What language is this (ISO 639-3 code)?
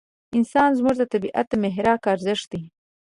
pus